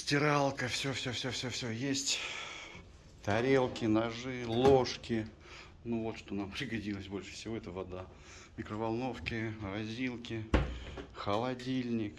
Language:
Russian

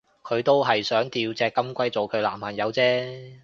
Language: Cantonese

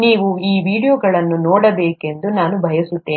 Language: Kannada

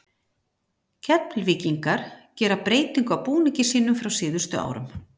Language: Icelandic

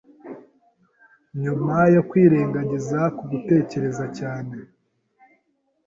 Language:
Kinyarwanda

